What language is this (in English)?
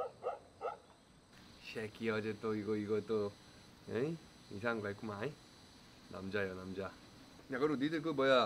Korean